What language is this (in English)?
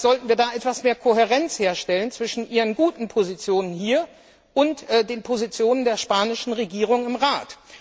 German